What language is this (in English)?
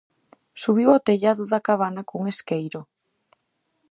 Galician